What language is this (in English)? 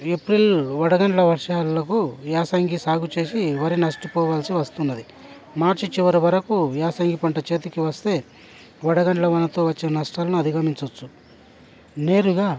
Telugu